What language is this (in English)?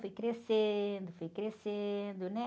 Portuguese